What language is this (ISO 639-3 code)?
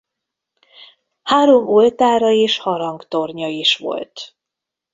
hun